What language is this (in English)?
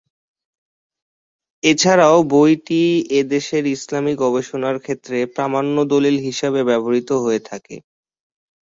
Bangla